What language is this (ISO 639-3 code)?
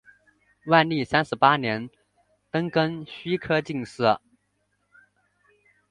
zho